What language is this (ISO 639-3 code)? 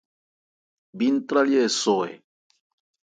ebr